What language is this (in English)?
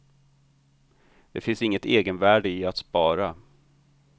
Swedish